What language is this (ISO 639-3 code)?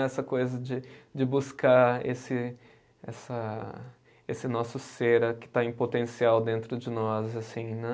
por